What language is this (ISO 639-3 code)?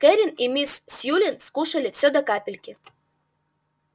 rus